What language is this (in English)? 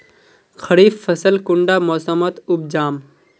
Magahi